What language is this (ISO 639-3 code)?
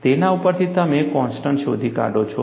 guj